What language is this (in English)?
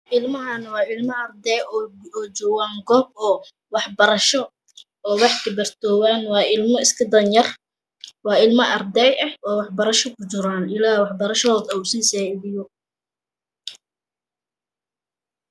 Somali